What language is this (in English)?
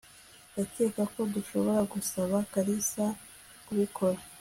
Kinyarwanda